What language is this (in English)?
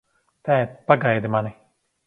Latvian